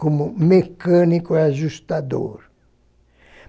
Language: Portuguese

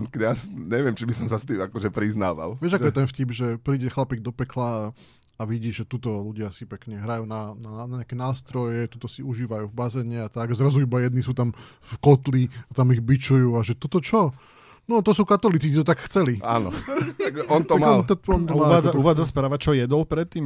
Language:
Slovak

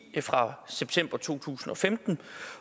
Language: Danish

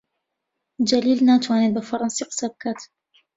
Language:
Central Kurdish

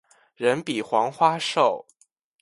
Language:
Chinese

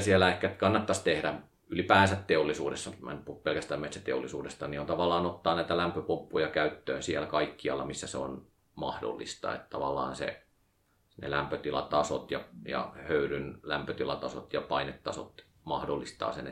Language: Finnish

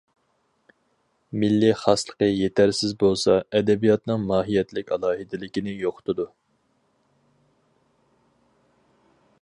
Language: Uyghur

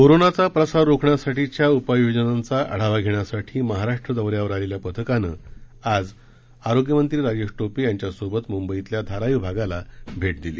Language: Marathi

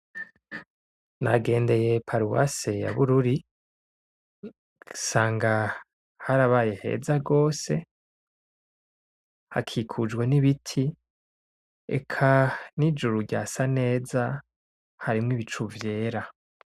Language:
Rundi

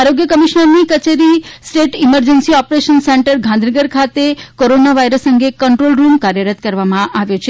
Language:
Gujarati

